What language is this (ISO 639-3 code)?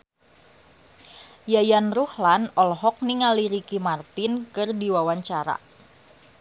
sun